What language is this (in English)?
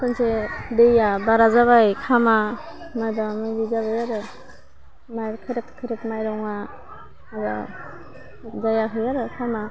Bodo